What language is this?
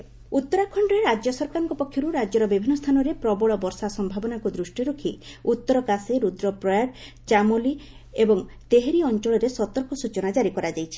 Odia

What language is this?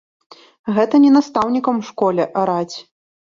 Belarusian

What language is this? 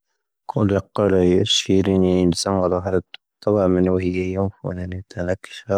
Tahaggart Tamahaq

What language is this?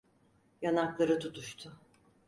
Turkish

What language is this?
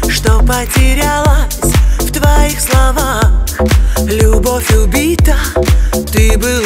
Russian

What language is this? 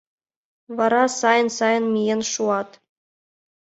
Mari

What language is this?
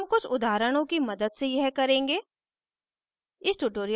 Hindi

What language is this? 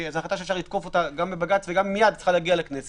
Hebrew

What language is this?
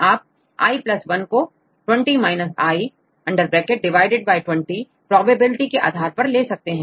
Hindi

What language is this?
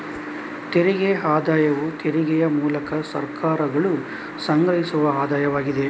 Kannada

